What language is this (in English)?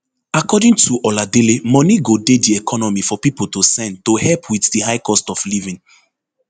Nigerian Pidgin